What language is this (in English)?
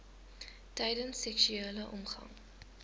Afrikaans